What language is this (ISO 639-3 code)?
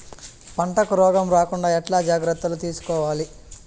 tel